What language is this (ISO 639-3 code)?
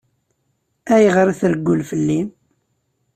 kab